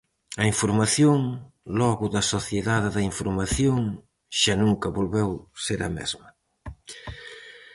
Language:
Galician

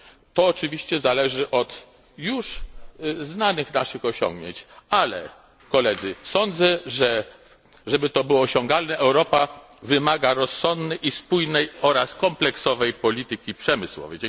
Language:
Polish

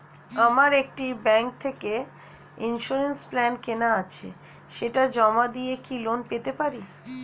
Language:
Bangla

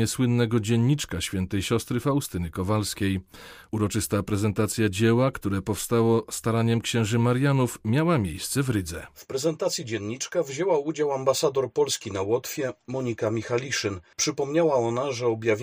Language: Polish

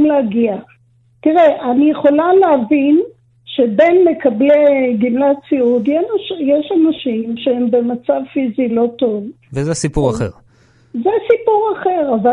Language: Hebrew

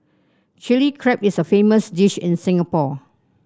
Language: English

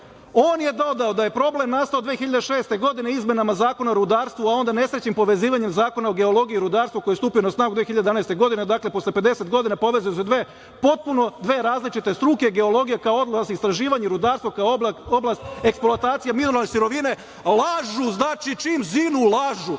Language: Serbian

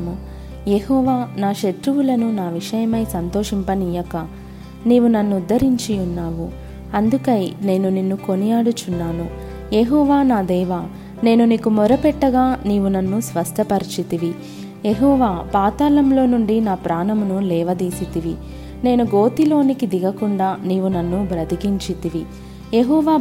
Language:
Telugu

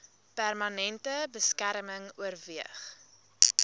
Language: Afrikaans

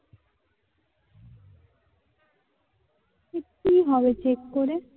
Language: Bangla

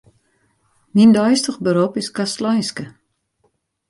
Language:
Western Frisian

